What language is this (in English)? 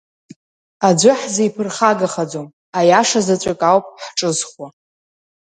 Abkhazian